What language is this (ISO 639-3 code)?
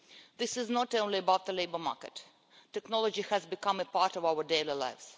eng